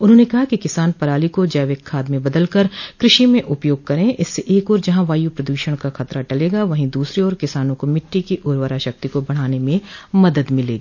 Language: Hindi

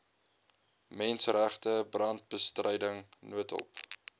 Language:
Afrikaans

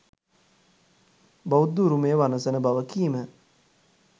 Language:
Sinhala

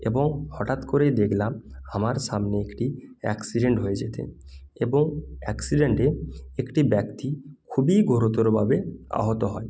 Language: Bangla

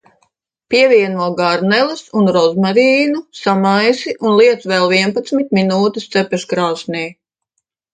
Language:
Latvian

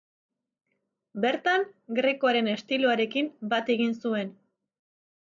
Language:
Basque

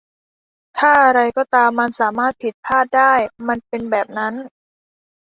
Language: Thai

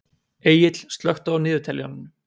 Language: Icelandic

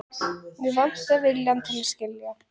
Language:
Icelandic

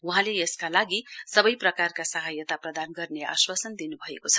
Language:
Nepali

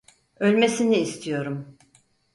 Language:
Turkish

